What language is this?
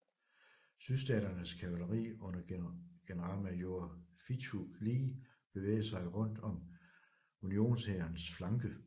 Danish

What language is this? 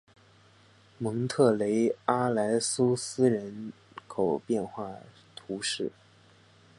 Chinese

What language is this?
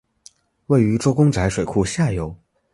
Chinese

